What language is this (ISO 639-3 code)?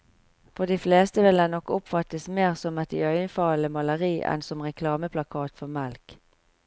nor